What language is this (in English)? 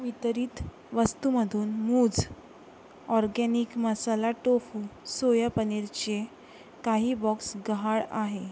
Marathi